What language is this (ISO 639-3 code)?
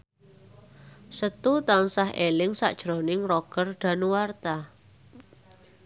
jav